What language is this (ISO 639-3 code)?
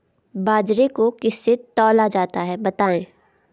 hin